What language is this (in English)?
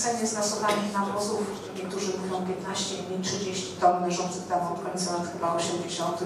Polish